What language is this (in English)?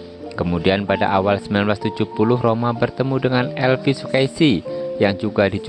Indonesian